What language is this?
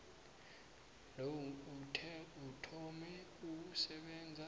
South Ndebele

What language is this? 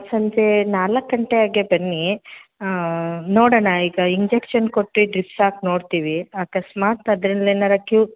Kannada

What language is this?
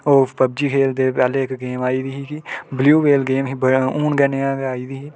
Dogri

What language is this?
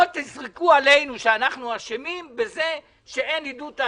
Hebrew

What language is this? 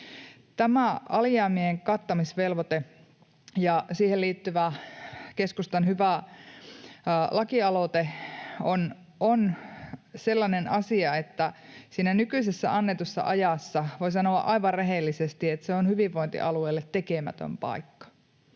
Finnish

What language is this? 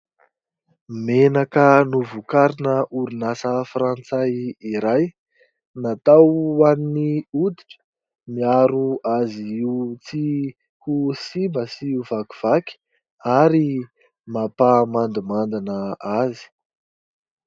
Malagasy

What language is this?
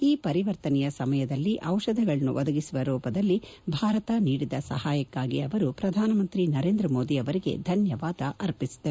Kannada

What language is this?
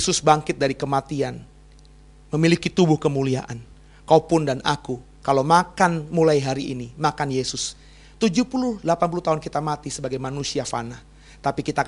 Indonesian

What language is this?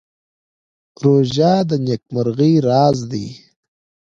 Pashto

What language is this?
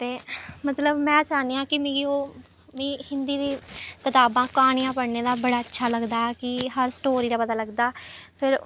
Dogri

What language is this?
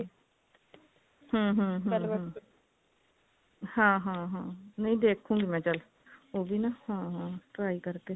Punjabi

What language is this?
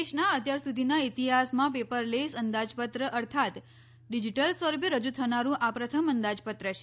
Gujarati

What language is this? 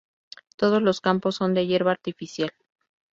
Spanish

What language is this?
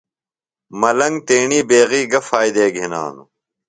Phalura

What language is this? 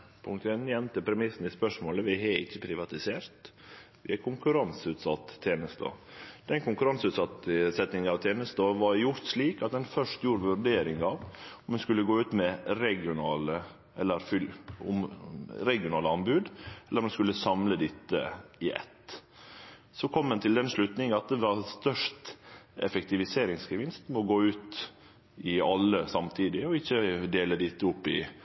Norwegian Nynorsk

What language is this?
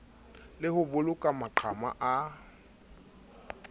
Southern Sotho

